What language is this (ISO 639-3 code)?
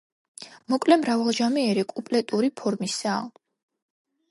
kat